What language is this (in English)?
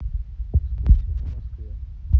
Russian